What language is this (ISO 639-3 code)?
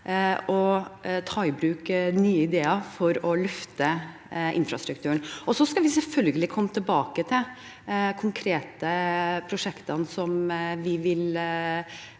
nor